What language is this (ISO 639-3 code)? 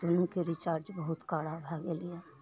mai